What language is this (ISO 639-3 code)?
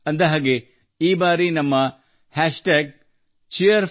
kan